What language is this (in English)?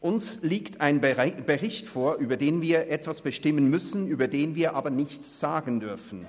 Swiss German